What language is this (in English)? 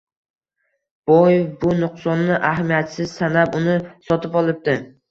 Uzbek